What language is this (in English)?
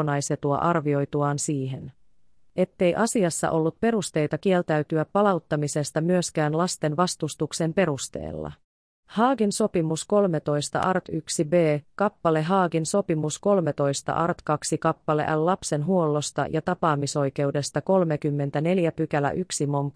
Finnish